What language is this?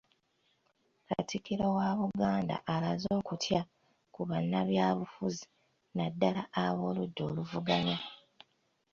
Ganda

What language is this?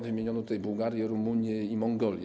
Polish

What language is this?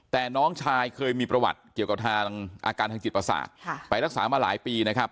Thai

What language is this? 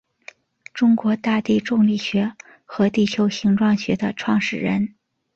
Chinese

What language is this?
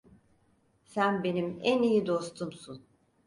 Turkish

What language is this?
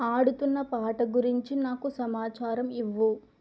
Telugu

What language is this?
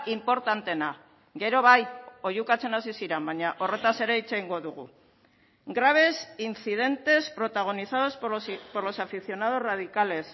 Basque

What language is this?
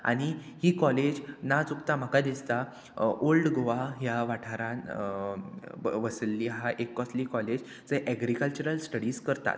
Konkani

